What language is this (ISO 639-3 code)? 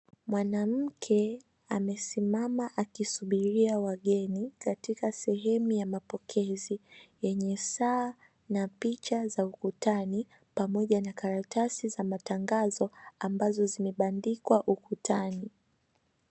swa